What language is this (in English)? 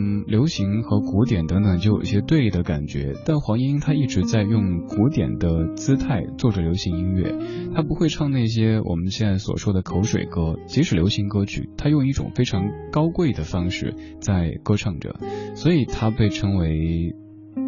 Chinese